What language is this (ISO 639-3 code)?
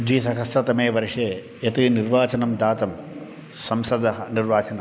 san